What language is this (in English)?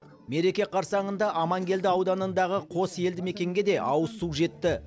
Kazakh